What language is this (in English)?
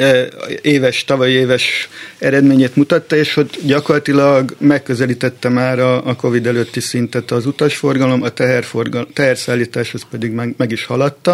Hungarian